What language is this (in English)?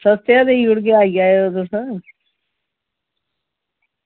Dogri